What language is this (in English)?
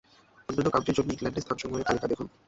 Bangla